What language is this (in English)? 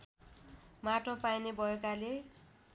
Nepali